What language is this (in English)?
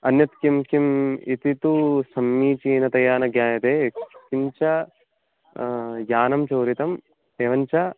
Sanskrit